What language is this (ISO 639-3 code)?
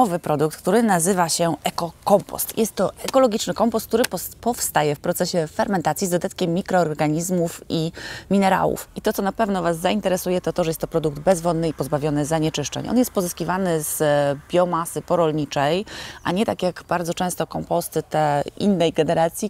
pol